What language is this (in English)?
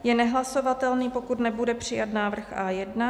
Czech